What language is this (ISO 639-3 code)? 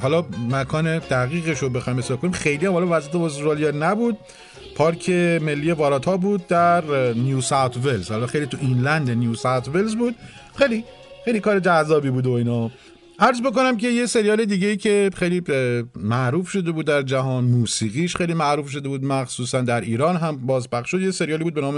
fas